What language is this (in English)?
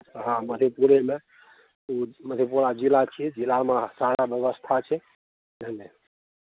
Maithili